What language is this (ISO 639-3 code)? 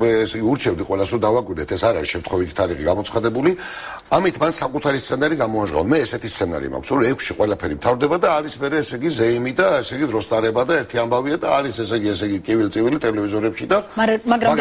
ron